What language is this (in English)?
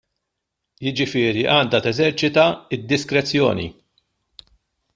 Maltese